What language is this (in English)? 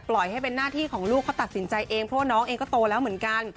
Thai